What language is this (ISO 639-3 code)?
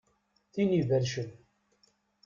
kab